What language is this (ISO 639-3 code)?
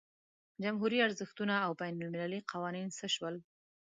pus